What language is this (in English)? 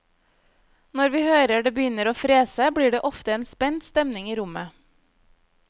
Norwegian